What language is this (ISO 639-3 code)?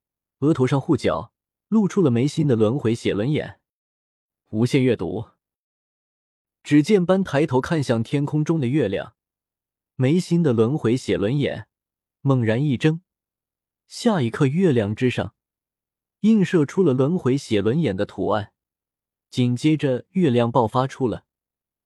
zho